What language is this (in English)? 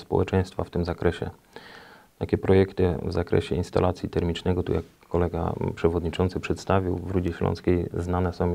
Polish